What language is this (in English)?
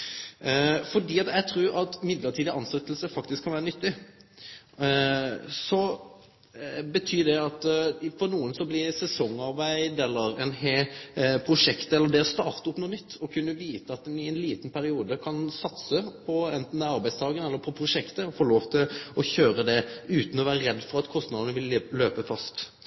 Norwegian Nynorsk